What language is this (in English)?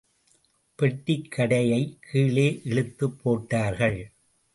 Tamil